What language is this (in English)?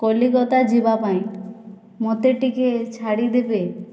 Odia